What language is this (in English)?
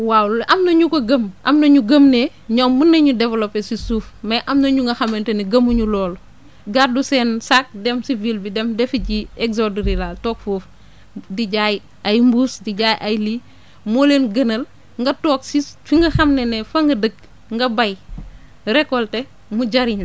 Wolof